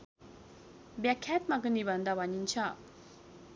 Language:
Nepali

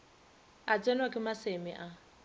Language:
Northern Sotho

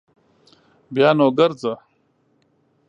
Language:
Pashto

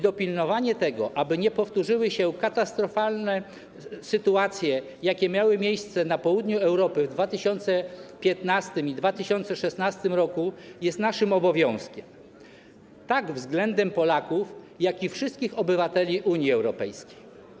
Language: Polish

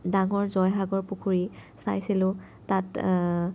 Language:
Assamese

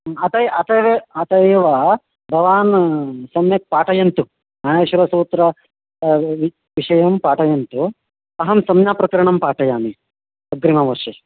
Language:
Sanskrit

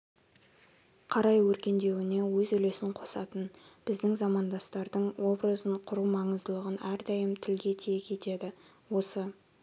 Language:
Kazakh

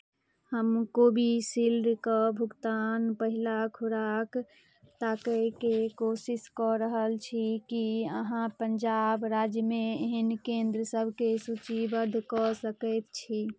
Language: Maithili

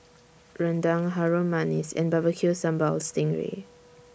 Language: English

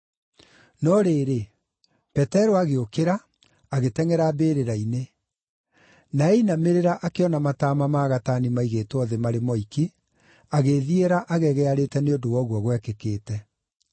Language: Kikuyu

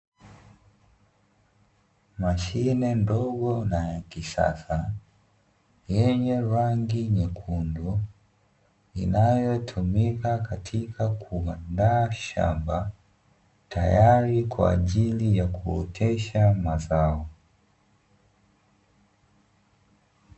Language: Swahili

